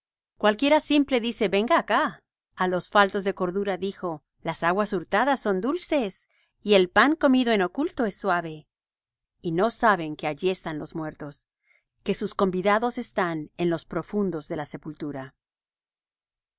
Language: Spanish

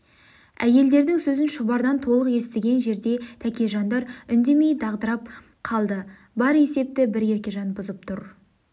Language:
Kazakh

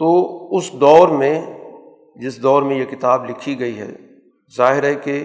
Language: Urdu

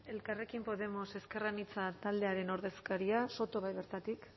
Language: Basque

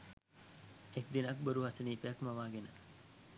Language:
Sinhala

